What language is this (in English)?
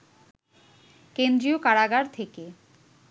Bangla